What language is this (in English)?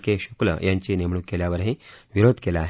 Marathi